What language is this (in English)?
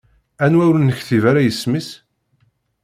Kabyle